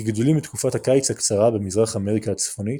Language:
Hebrew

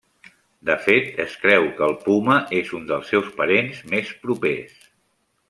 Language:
Catalan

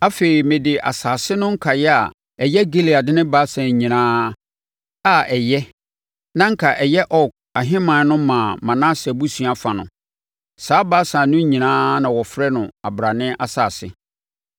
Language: Akan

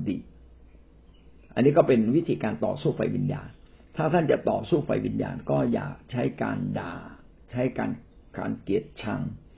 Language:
Thai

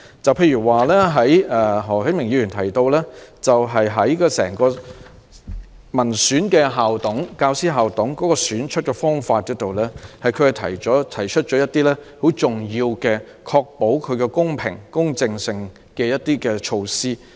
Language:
Cantonese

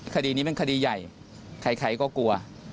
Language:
Thai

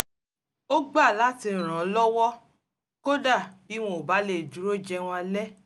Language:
Yoruba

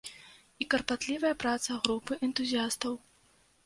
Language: Belarusian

